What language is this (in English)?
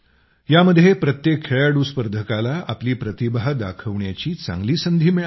Marathi